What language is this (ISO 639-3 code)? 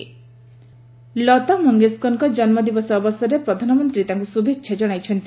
ori